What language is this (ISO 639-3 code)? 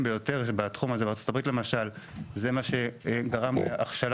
heb